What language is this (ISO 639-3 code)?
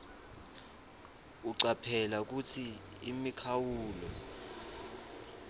ssw